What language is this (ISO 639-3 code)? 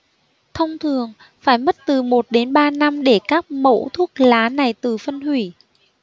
vie